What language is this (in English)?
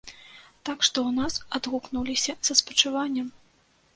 Belarusian